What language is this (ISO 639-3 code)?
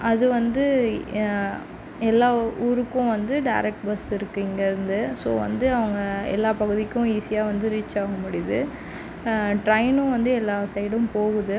tam